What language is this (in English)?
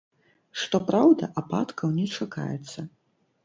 Belarusian